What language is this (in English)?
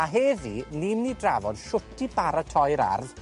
Welsh